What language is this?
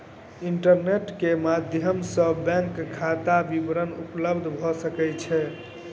Maithili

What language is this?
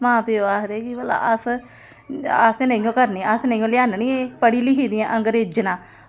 Dogri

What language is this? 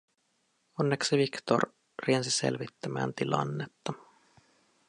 Finnish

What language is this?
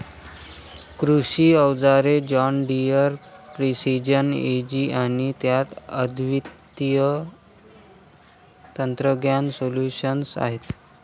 Marathi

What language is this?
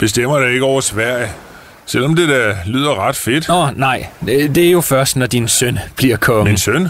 Danish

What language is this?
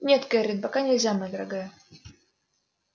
Russian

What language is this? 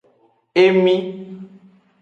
Aja (Benin)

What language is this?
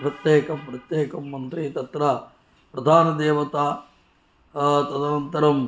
Sanskrit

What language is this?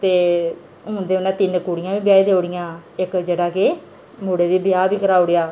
Dogri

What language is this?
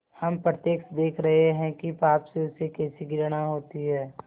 Hindi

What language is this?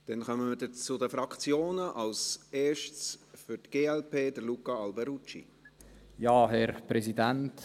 Swiss German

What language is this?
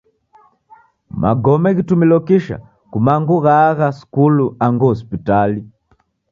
Taita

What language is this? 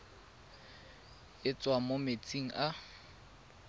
Tswana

